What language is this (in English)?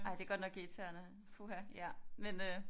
Danish